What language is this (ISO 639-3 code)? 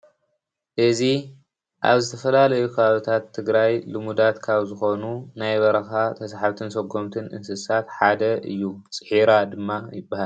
tir